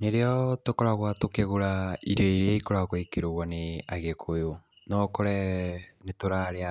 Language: Kikuyu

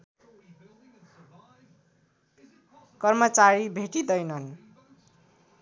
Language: Nepali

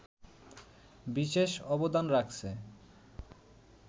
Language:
Bangla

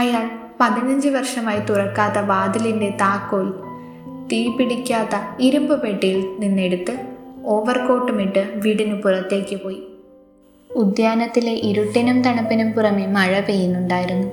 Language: Malayalam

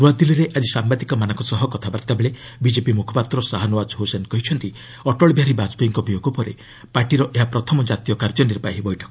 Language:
Odia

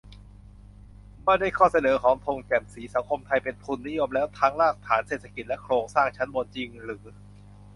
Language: Thai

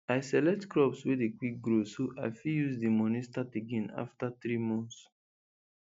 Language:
Nigerian Pidgin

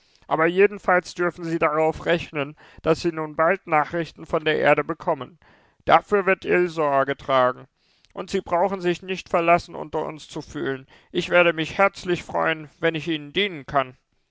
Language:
German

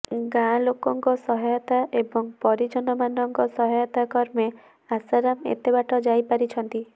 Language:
Odia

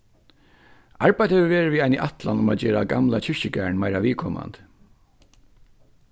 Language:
Faroese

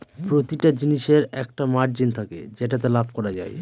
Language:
Bangla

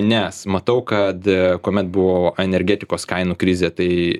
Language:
Lithuanian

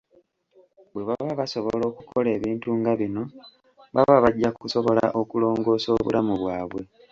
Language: Ganda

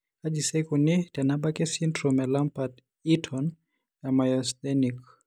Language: Masai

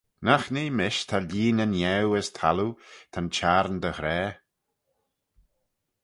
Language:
Manx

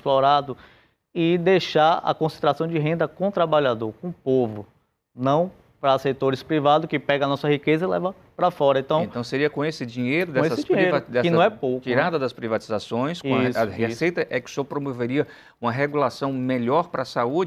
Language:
Portuguese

